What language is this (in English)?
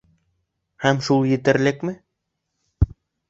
Bashkir